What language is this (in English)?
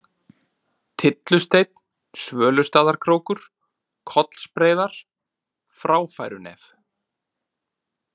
Icelandic